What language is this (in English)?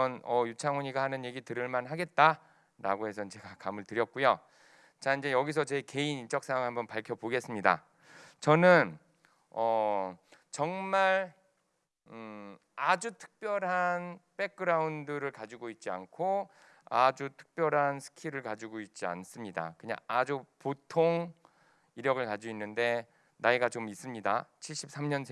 Korean